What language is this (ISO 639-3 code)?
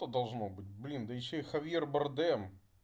rus